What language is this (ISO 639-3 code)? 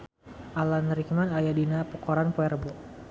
sun